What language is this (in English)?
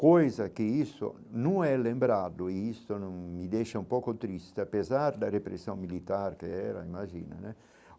Portuguese